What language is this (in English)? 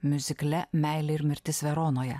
Lithuanian